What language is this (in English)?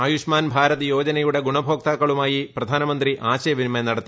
Malayalam